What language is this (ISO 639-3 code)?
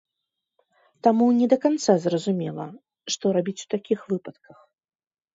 bel